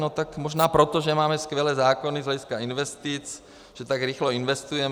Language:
Czech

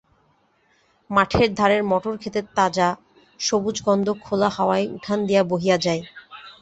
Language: Bangla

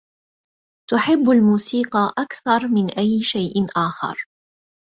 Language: Arabic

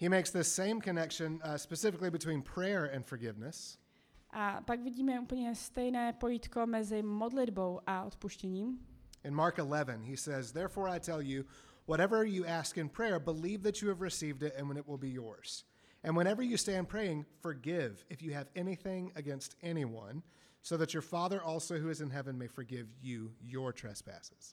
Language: Czech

